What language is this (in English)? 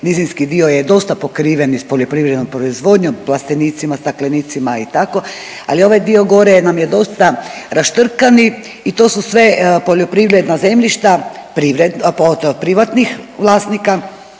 Croatian